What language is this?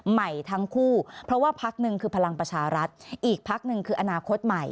Thai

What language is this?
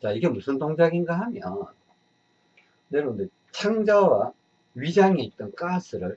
Korean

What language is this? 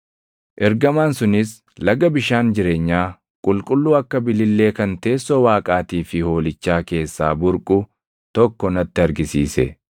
Oromo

